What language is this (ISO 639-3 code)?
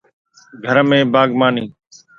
snd